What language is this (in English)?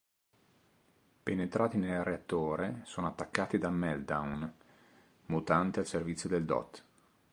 Italian